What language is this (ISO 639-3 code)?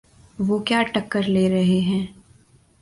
urd